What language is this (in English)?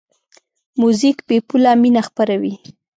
Pashto